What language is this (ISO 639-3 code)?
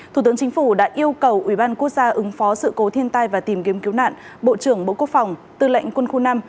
vie